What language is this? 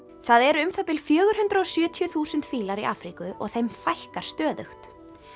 Icelandic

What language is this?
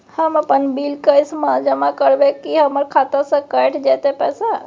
Maithili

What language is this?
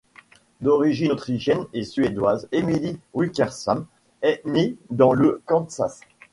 French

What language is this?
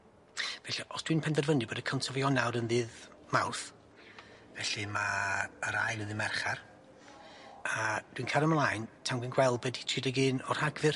Welsh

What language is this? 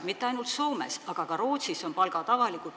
Estonian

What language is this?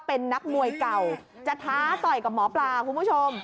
Thai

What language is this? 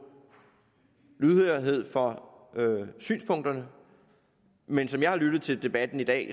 Danish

